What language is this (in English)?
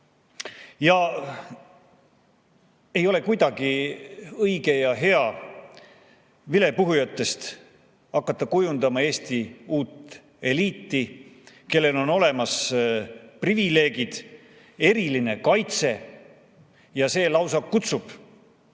Estonian